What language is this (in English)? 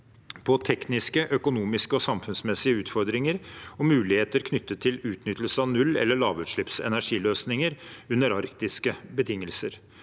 Norwegian